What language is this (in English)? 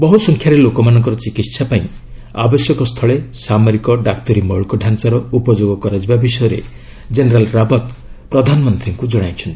Odia